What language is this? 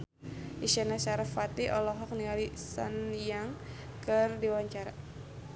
Sundanese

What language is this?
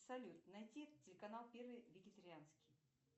Russian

